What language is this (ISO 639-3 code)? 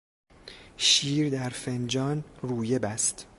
fas